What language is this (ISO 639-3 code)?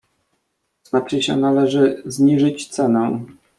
pol